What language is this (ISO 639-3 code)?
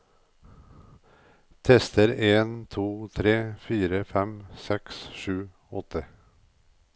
nor